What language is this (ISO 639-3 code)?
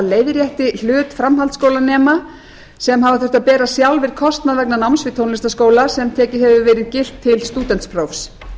isl